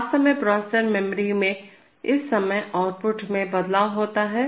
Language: Hindi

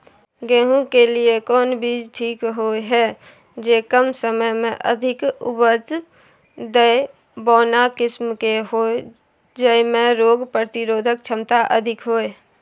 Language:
Maithili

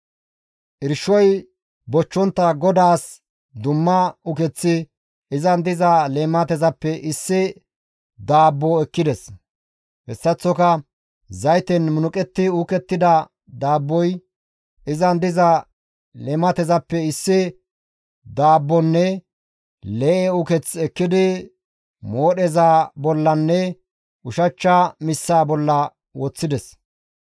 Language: Gamo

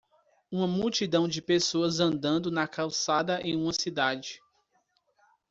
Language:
Portuguese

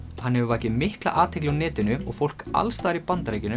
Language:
Icelandic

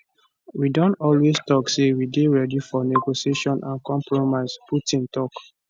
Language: Nigerian Pidgin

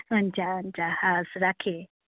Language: Nepali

